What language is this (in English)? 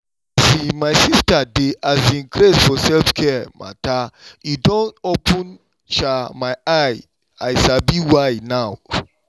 Nigerian Pidgin